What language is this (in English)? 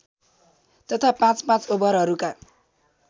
Nepali